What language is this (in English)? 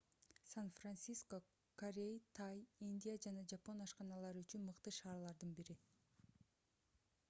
Kyrgyz